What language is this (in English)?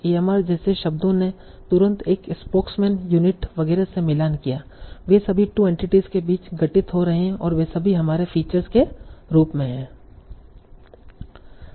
Hindi